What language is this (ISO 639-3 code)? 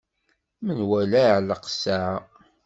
kab